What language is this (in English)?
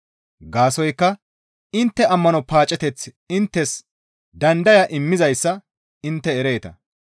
Gamo